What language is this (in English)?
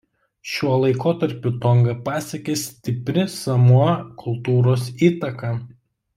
Lithuanian